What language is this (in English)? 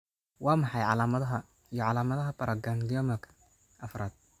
Somali